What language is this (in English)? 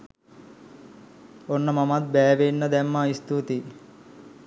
Sinhala